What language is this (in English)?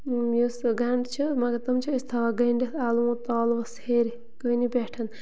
Kashmiri